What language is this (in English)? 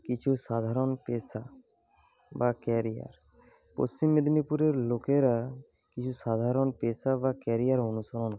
Bangla